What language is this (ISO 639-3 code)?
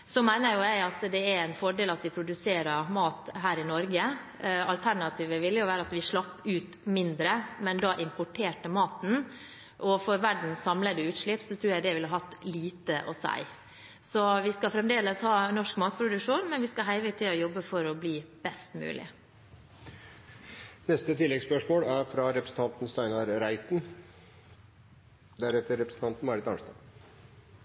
nor